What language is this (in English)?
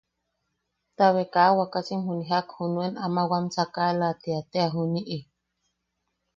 Yaqui